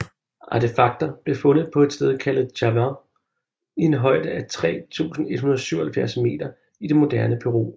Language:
Danish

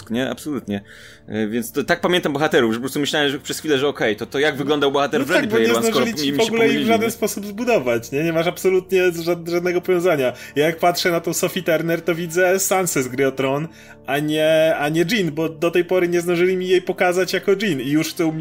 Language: Polish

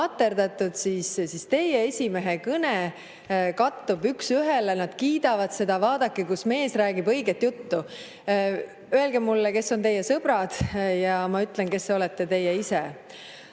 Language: Estonian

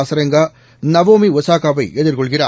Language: Tamil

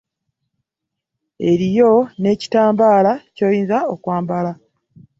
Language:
Ganda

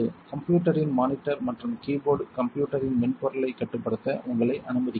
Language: Tamil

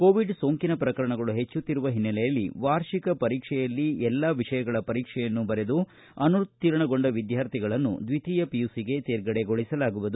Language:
Kannada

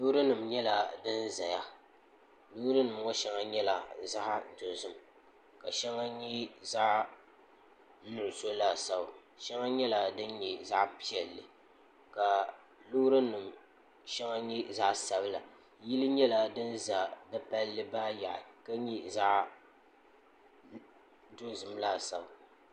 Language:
Dagbani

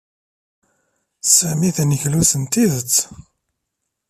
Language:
Kabyle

